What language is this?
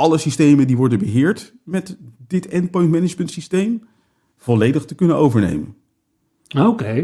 Dutch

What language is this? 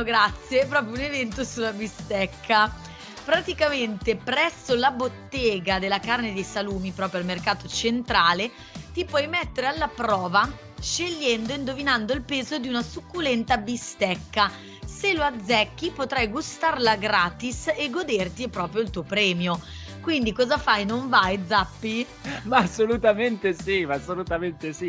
Italian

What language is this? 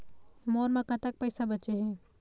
Chhattisgarhi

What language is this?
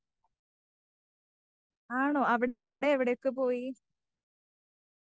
Malayalam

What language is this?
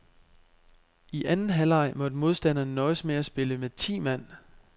Danish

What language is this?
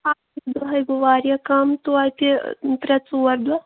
Kashmiri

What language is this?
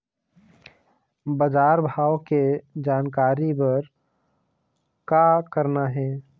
Chhattisgarhi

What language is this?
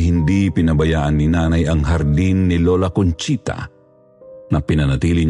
Filipino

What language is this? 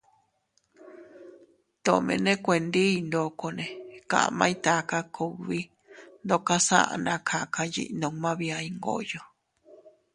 Teutila Cuicatec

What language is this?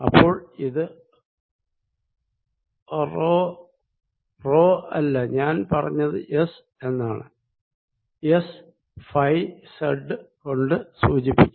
Malayalam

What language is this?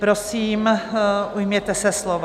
Czech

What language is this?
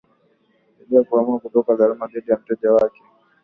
Swahili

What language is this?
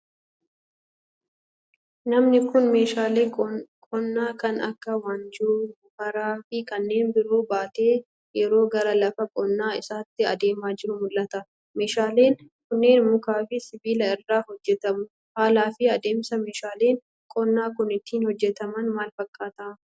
Oromo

